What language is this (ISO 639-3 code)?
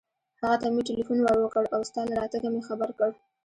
pus